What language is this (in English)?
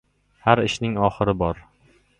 Uzbek